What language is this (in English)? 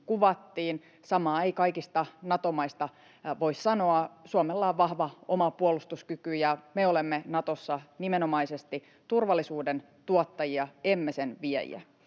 Finnish